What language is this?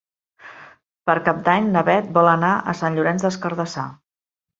Catalan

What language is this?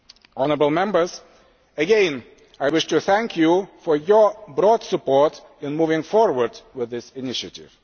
English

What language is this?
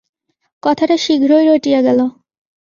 Bangla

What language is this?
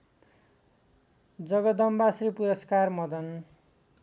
Nepali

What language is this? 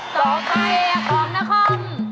Thai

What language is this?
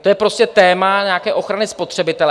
Czech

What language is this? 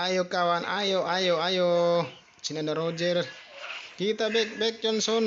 Indonesian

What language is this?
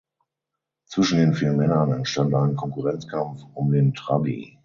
German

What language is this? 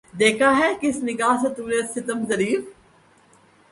Urdu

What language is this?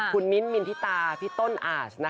Thai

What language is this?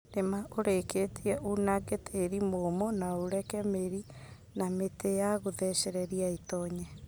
Kikuyu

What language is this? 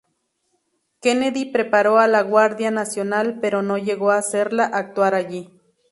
Spanish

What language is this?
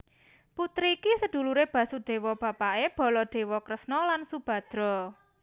Javanese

